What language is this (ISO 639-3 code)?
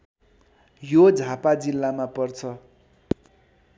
nep